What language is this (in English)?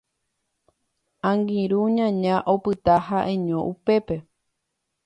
Guarani